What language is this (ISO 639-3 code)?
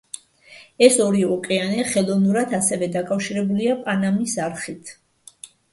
kat